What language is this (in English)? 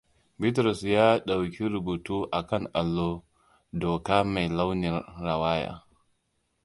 Hausa